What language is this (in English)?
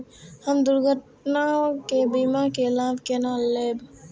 Maithili